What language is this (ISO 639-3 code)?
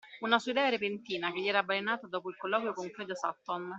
ita